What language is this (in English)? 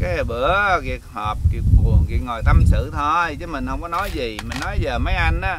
Vietnamese